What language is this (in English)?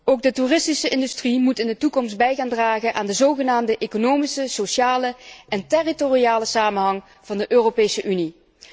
Dutch